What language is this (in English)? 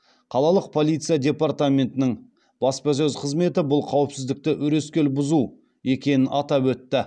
Kazakh